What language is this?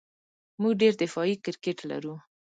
Pashto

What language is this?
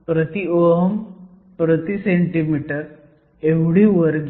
Marathi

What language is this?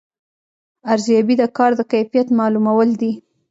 Pashto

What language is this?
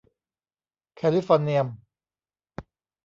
Thai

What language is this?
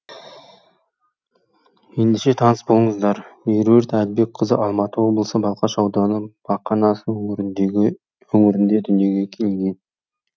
Kazakh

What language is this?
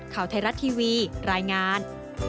Thai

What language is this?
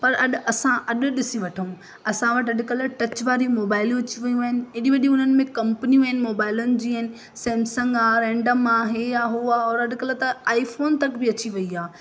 Sindhi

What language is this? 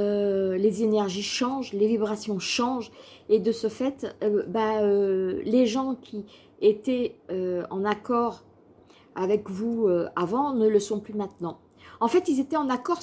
French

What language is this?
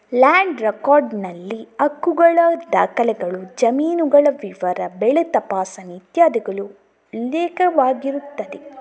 Kannada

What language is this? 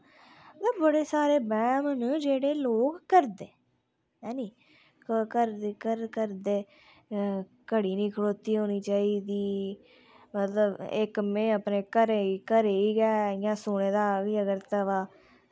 Dogri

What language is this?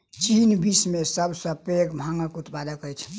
Maithili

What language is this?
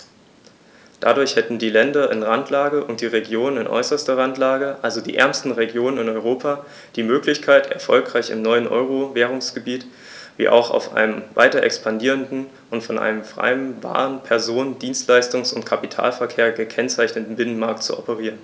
German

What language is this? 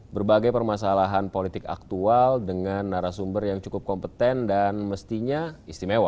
Indonesian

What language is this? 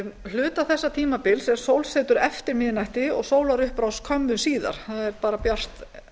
Icelandic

